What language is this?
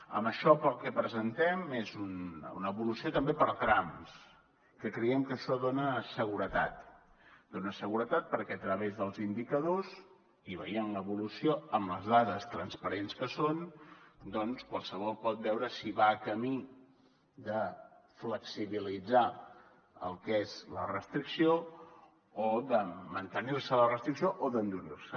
Catalan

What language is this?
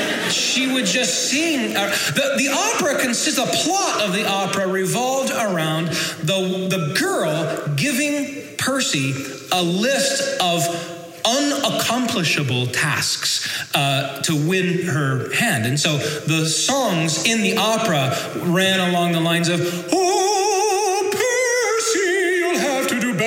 English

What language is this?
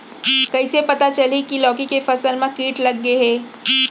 Chhattisgarhi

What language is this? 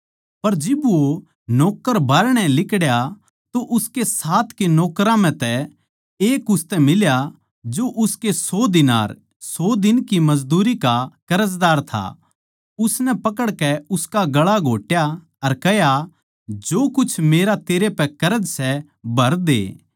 Haryanvi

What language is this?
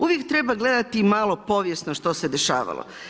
Croatian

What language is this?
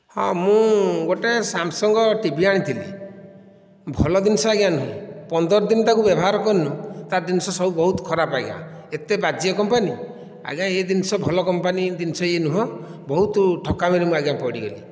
Odia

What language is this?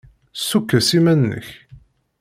Kabyle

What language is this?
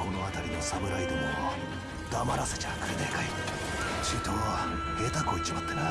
Korean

